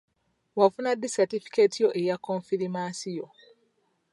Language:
Ganda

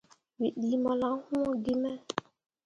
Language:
Mundang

